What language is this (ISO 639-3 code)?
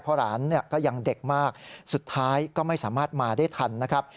tha